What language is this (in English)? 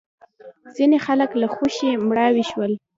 Pashto